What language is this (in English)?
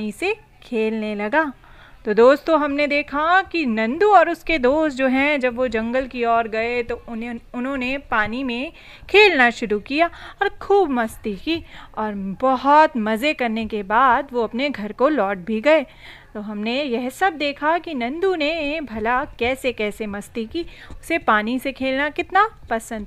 Hindi